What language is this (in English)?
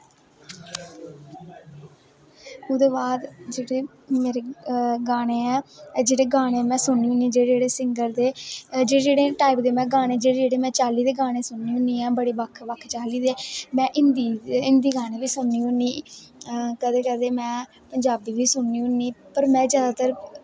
Dogri